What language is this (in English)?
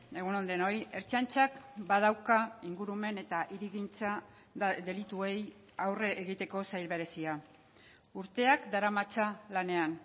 Basque